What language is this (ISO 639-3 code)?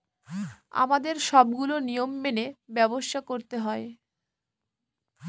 ben